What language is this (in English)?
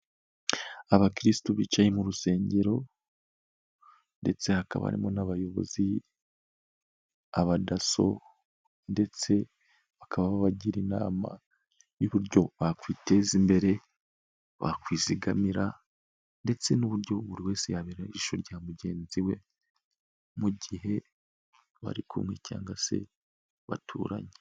Kinyarwanda